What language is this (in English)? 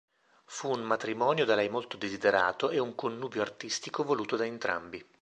Italian